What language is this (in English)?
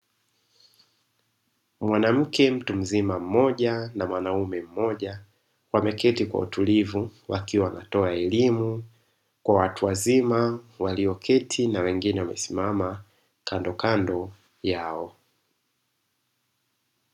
Swahili